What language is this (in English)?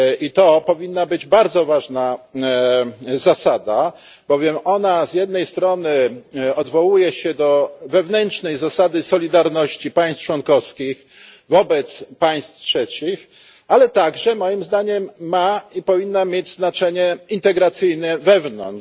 Polish